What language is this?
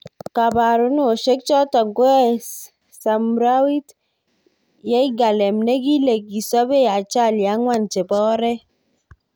Kalenjin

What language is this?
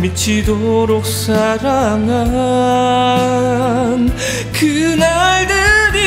Korean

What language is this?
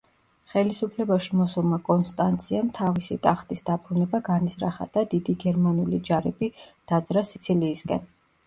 Georgian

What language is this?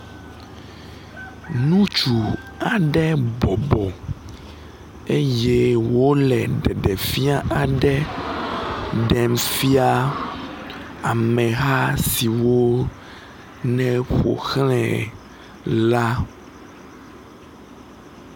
Ewe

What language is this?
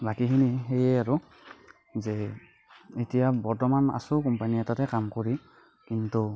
Assamese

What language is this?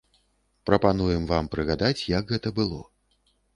Belarusian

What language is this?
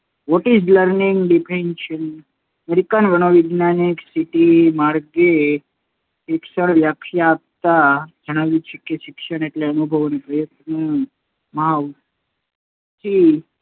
Gujarati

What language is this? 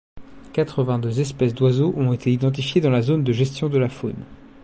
French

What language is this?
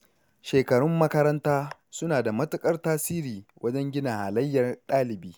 Hausa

